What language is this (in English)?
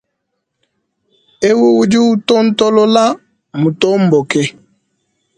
Luba-Lulua